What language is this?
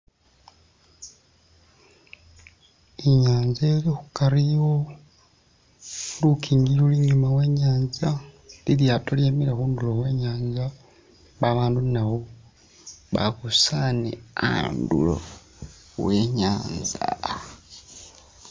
Masaaba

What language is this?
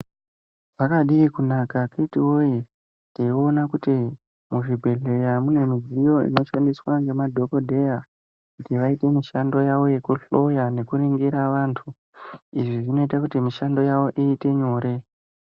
Ndau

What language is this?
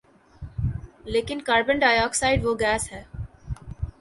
Urdu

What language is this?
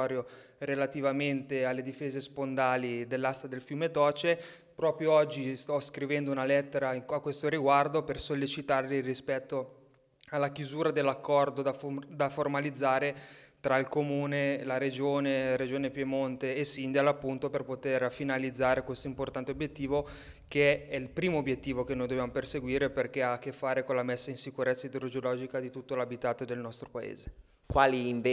Italian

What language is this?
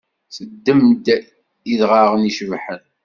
Kabyle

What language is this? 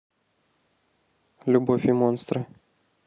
Russian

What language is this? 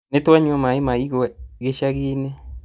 Kikuyu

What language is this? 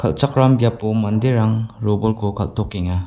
Garo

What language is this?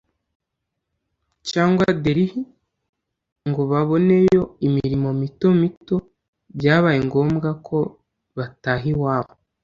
Kinyarwanda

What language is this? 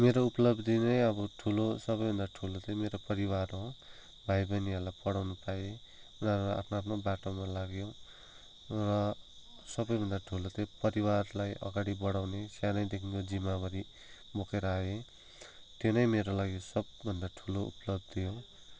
Nepali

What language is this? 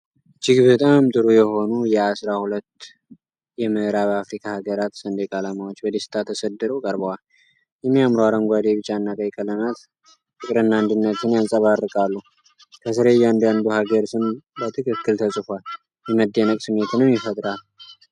Amharic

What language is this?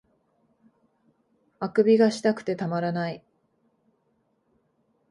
Japanese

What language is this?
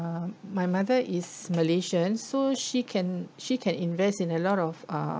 English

